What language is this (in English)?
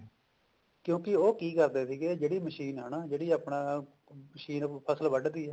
Punjabi